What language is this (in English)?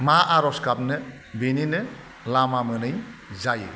Bodo